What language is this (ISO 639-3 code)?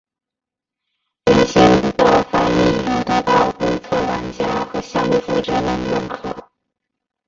zho